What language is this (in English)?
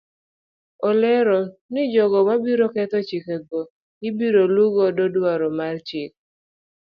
Luo (Kenya and Tanzania)